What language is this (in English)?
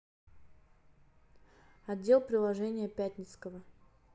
Russian